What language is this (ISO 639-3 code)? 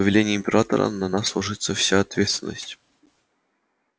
rus